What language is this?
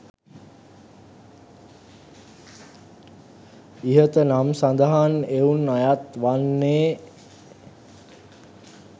Sinhala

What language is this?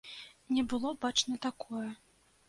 Belarusian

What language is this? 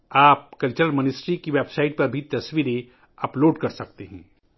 Urdu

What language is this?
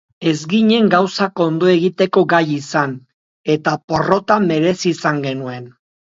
Basque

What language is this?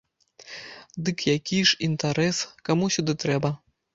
Belarusian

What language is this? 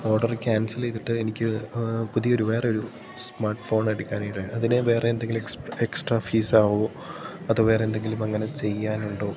Malayalam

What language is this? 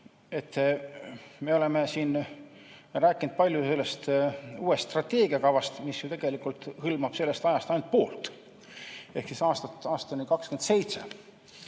Estonian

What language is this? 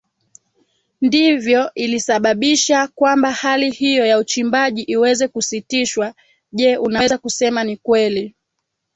Swahili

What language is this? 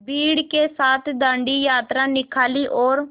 Hindi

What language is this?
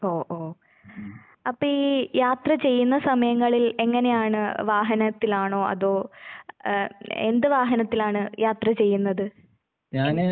Malayalam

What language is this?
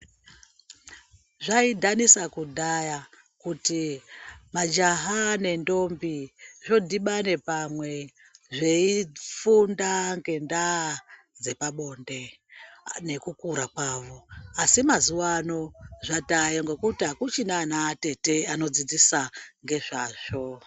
Ndau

